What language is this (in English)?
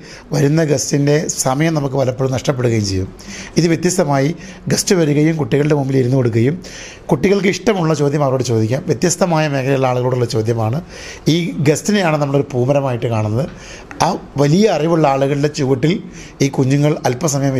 Malayalam